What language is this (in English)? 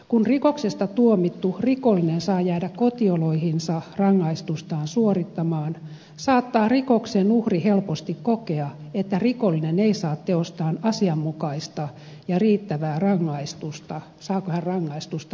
Finnish